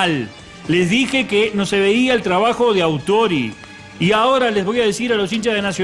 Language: Spanish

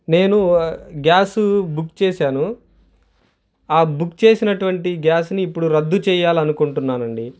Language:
Telugu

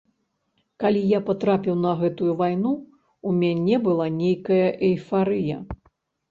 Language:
Belarusian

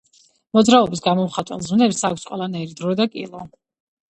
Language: Georgian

